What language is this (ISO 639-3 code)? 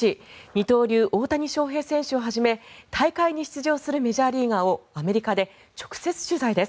jpn